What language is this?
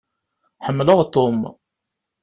Kabyle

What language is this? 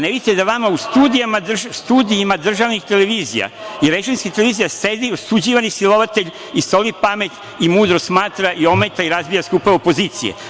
Serbian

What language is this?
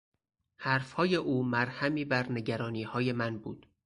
Persian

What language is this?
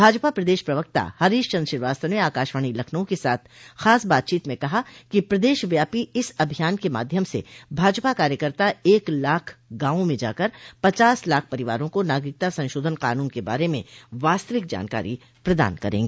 Hindi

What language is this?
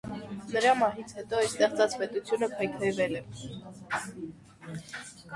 Armenian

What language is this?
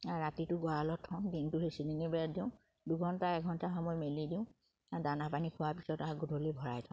Assamese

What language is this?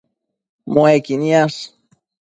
Matsés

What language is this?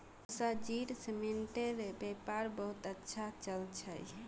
Magahi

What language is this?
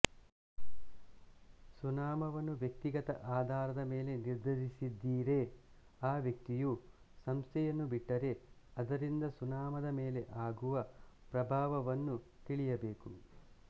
Kannada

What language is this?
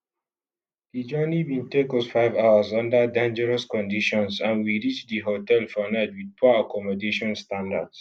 Nigerian Pidgin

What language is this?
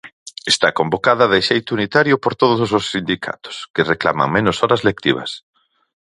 Galician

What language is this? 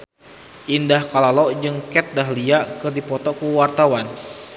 Sundanese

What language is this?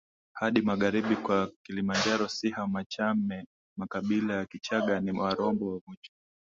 Swahili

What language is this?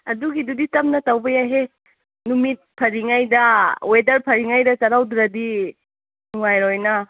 Manipuri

